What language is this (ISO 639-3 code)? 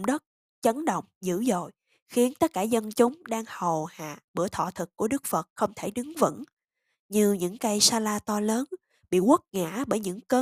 vie